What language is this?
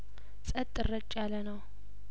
Amharic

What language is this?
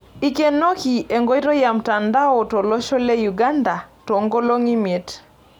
Masai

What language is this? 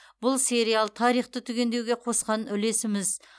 Kazakh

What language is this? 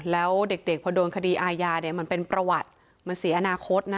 Thai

